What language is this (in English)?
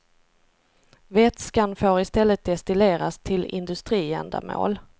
Swedish